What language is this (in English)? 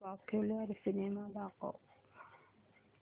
Marathi